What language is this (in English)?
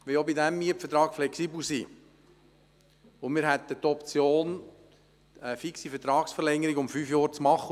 Swiss German